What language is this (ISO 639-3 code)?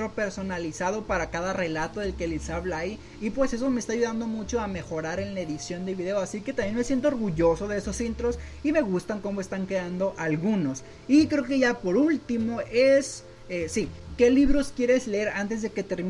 spa